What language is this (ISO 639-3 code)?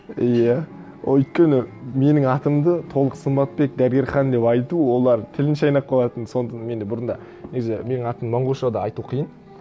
kaz